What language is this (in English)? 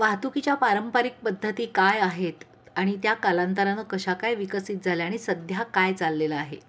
Marathi